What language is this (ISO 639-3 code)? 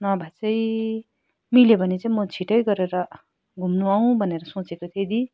nep